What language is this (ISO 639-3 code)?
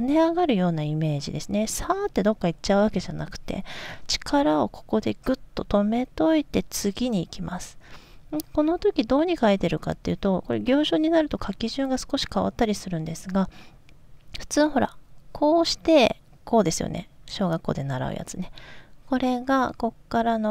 jpn